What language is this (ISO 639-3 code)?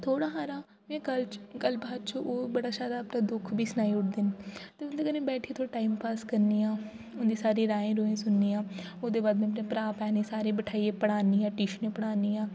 doi